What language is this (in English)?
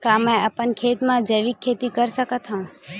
Chhattisgarhi